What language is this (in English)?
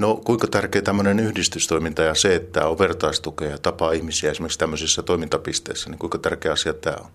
Finnish